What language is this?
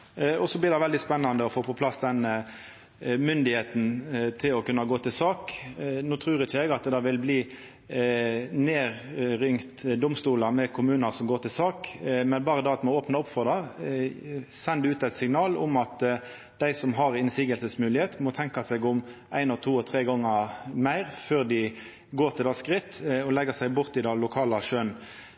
Norwegian Nynorsk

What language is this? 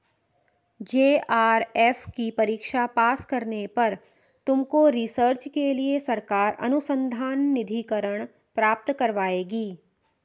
Hindi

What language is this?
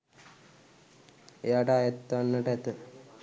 Sinhala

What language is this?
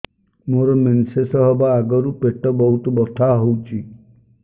Odia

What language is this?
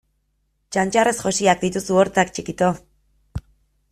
Basque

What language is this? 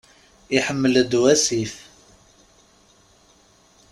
Kabyle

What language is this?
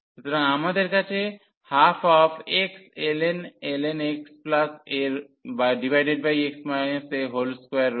Bangla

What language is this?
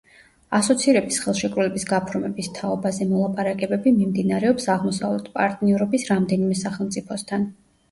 Georgian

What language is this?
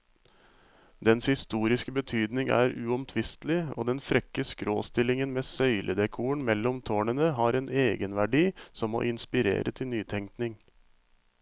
Norwegian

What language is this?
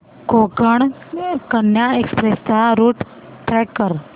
Marathi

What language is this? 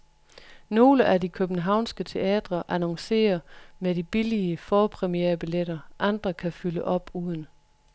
Danish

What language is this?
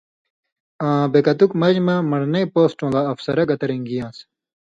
Indus Kohistani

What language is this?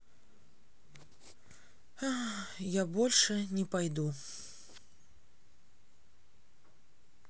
Russian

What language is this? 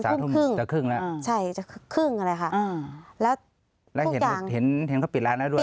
Thai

